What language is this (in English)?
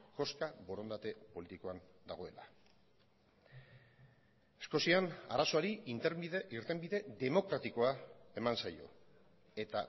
Basque